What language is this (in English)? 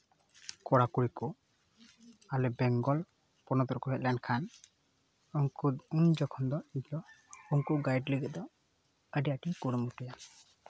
Santali